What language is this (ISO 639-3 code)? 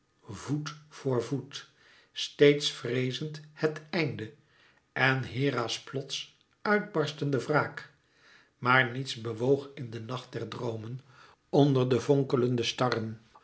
nld